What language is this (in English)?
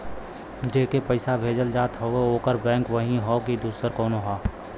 Bhojpuri